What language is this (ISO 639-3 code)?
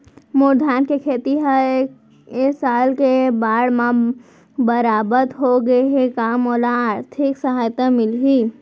hne